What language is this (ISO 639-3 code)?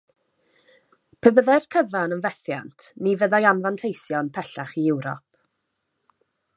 cym